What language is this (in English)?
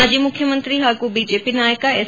Kannada